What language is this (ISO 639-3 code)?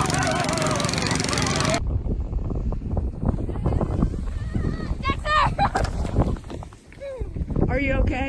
eng